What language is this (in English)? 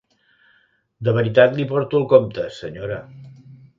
Catalan